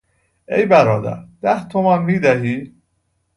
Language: Persian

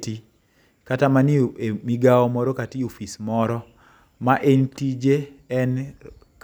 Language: Luo (Kenya and Tanzania)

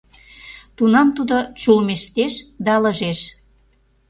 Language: Mari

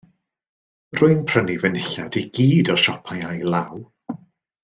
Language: Welsh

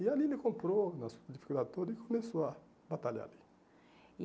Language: Portuguese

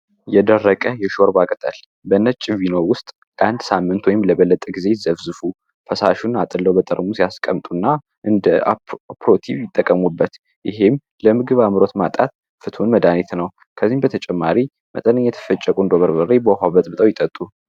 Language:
Amharic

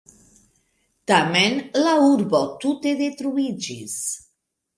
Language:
Esperanto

